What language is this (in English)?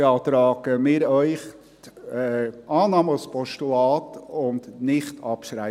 Swiss German